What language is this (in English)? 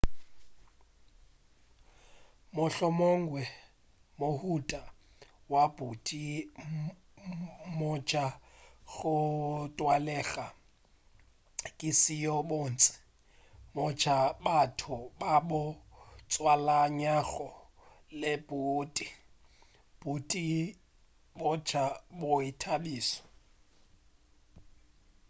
Northern Sotho